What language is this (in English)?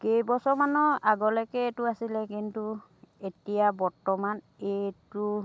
Assamese